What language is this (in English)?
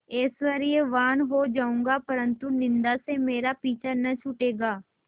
Hindi